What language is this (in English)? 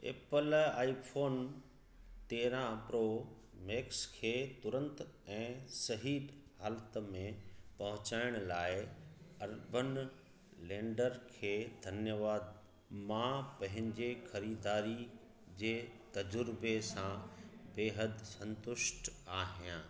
Sindhi